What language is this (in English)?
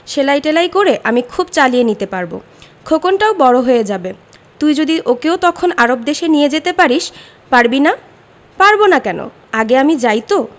Bangla